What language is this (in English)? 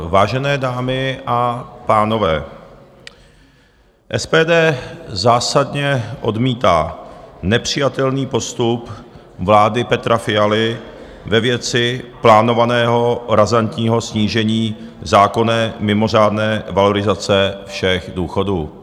Czech